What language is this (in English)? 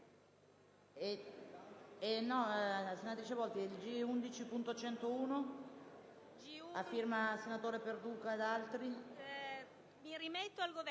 Italian